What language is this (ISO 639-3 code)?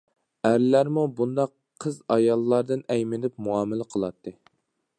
uig